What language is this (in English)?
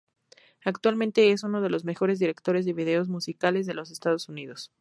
Spanish